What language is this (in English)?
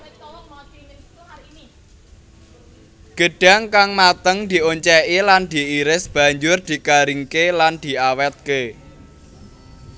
Javanese